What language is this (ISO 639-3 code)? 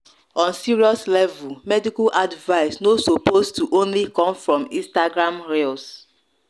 pcm